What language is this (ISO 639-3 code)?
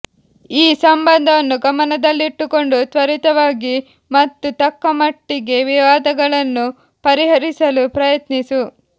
kan